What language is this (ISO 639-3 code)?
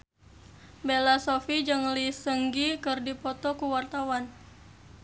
sun